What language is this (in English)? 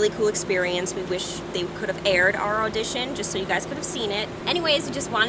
English